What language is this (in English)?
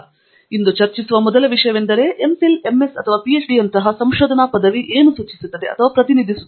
Kannada